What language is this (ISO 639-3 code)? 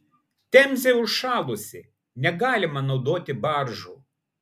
lit